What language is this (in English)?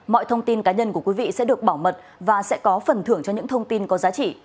Vietnamese